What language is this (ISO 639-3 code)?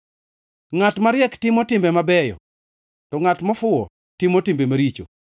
luo